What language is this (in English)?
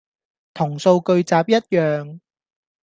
Cantonese